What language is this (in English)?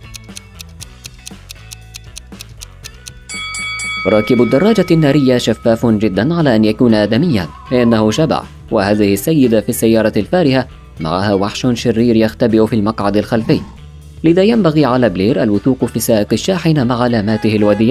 Arabic